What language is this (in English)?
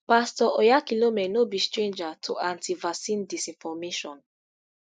Nigerian Pidgin